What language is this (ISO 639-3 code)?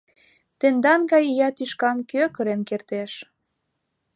chm